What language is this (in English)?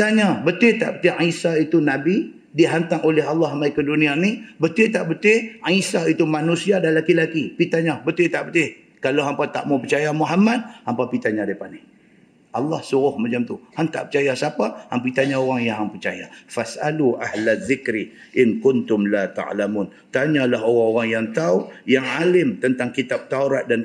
Malay